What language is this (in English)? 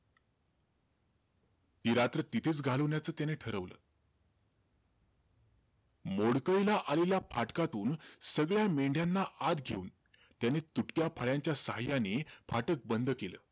Marathi